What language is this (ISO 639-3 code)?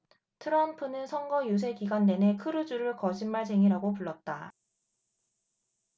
kor